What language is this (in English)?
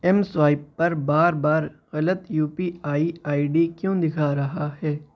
Urdu